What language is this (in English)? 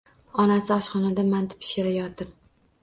Uzbek